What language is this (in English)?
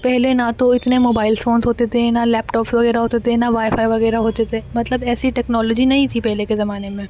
Urdu